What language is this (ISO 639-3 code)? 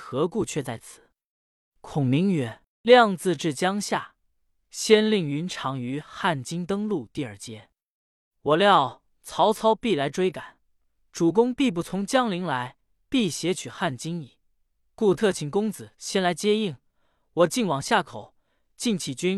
zho